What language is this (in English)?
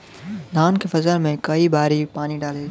Bhojpuri